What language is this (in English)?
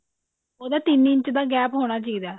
Punjabi